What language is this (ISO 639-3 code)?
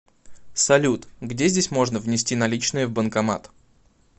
rus